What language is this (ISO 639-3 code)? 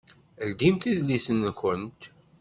kab